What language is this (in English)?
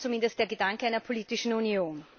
German